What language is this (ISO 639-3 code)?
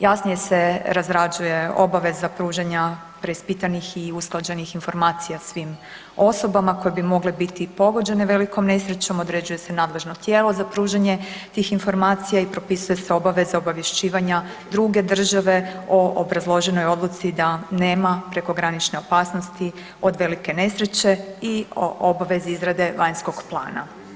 hrv